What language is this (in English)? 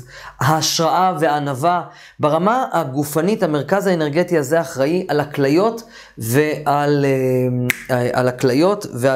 Hebrew